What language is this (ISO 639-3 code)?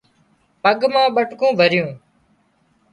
kxp